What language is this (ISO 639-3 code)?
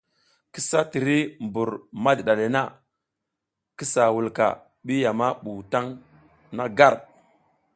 giz